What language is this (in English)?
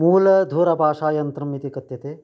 Sanskrit